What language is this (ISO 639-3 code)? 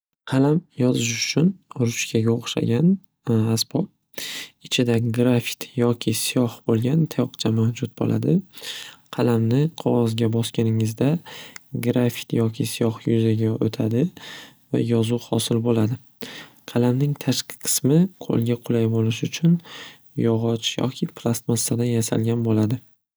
uzb